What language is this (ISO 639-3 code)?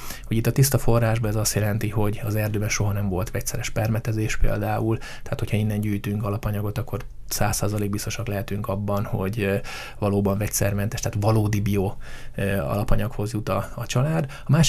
hun